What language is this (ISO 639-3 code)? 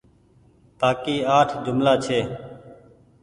gig